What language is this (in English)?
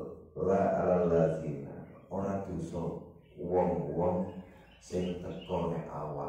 Indonesian